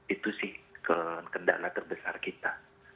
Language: Indonesian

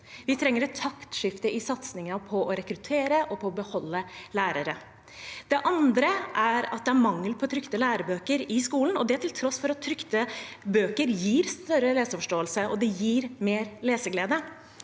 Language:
Norwegian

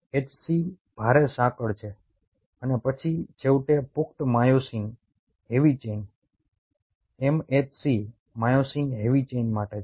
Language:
Gujarati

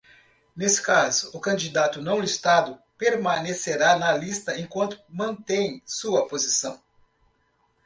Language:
Portuguese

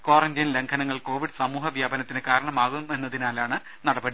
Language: Malayalam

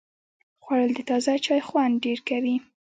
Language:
Pashto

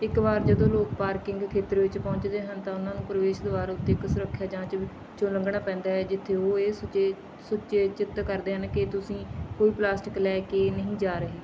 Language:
Punjabi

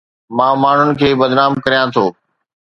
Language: Sindhi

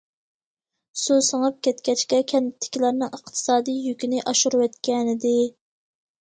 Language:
Uyghur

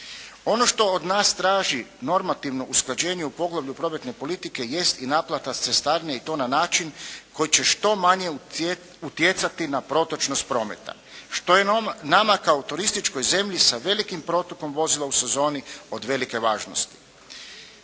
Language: Croatian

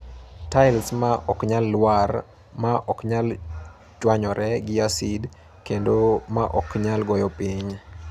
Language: Luo (Kenya and Tanzania)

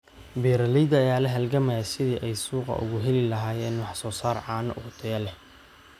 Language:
Somali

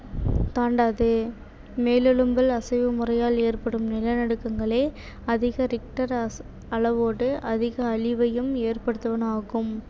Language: Tamil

